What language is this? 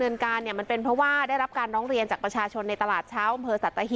Thai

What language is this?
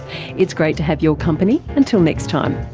English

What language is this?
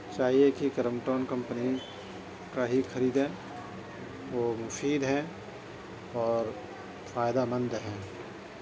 Urdu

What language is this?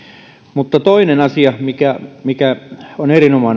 Finnish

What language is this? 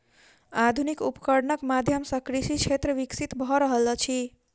Maithili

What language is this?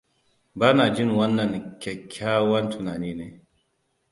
Hausa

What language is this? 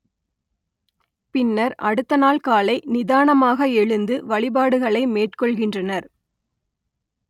Tamil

